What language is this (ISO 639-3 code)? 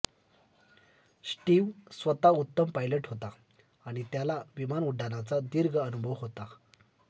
mar